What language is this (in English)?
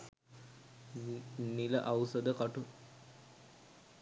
Sinhala